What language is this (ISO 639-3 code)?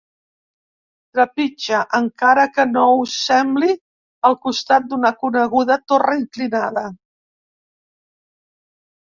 cat